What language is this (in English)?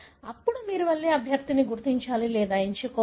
Telugu